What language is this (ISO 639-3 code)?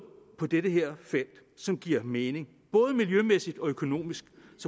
dan